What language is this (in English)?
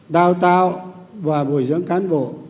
Vietnamese